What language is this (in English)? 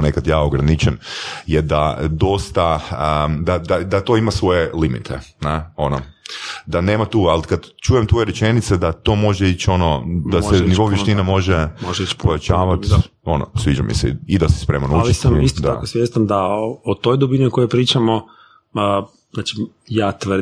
Croatian